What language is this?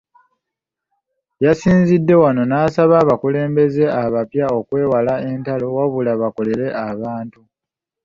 Ganda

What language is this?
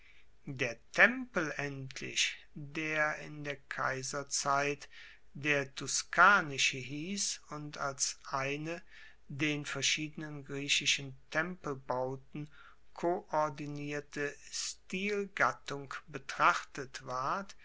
German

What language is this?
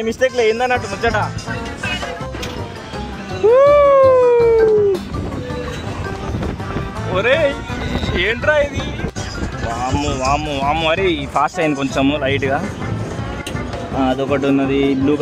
Telugu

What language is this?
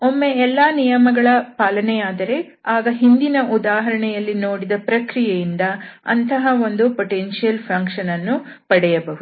Kannada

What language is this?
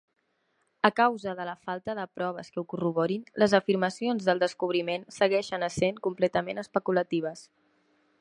Catalan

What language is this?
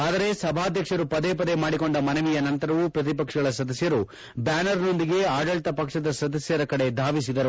Kannada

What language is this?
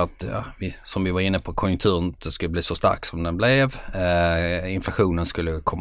Swedish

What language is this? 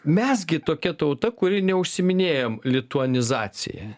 Lithuanian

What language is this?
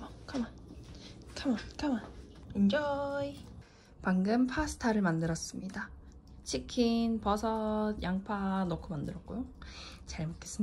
Korean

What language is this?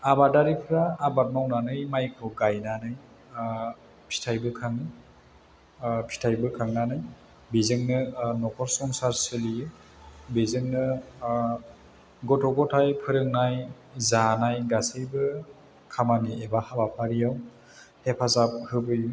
Bodo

